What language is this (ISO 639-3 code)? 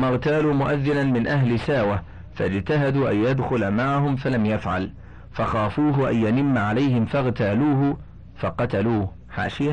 ara